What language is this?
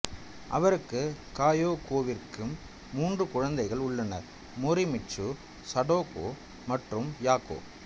Tamil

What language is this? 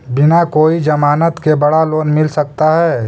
Magahi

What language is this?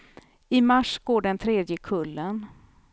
Swedish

